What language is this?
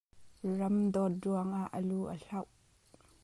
Hakha Chin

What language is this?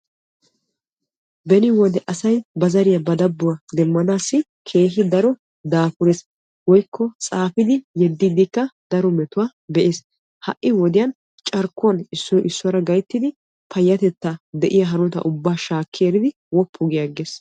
Wolaytta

